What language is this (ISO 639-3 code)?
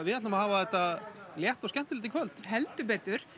isl